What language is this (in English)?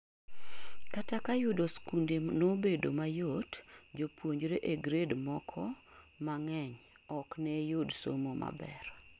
Luo (Kenya and Tanzania)